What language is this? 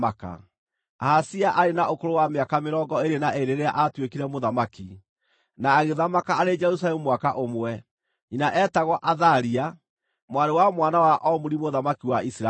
Kikuyu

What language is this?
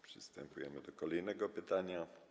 Polish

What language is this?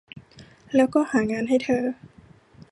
Thai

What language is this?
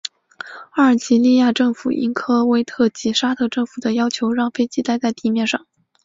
Chinese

